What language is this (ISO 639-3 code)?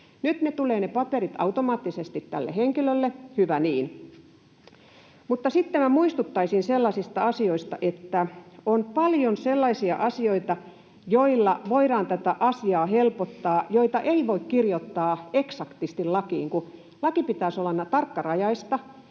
fin